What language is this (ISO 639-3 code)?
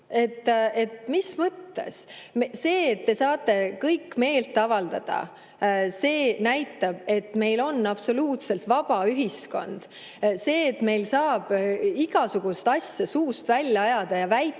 est